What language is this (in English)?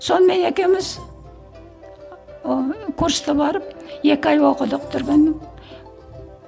Kazakh